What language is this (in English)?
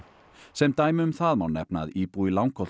Icelandic